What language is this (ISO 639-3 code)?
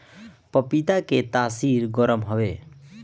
bho